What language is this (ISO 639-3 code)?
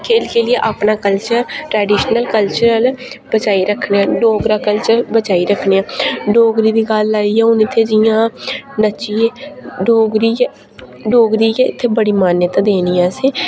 doi